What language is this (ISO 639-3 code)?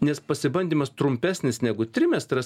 lit